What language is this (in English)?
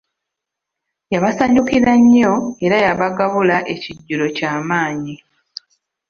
Ganda